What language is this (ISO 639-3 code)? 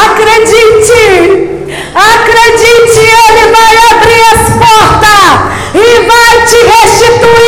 por